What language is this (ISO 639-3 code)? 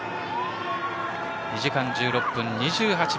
jpn